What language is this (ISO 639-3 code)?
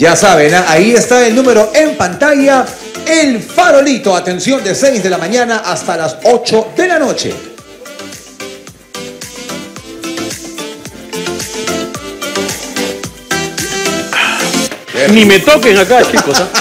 spa